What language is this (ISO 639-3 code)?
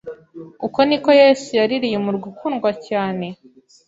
kin